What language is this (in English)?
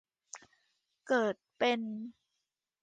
Thai